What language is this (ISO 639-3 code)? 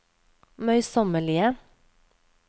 nor